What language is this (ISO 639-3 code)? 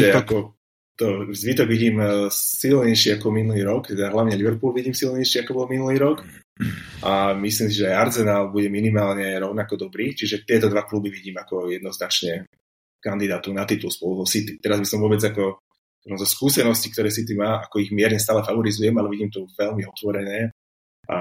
slk